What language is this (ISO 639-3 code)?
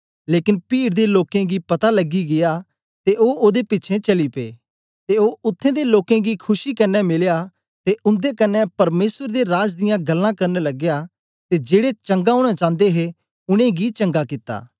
doi